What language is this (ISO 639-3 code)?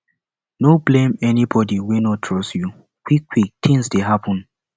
pcm